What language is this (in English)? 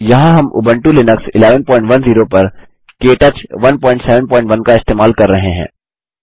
Hindi